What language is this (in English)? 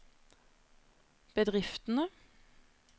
Norwegian